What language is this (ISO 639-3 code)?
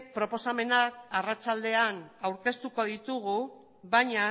eus